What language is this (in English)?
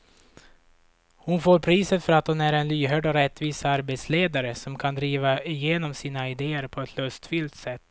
Swedish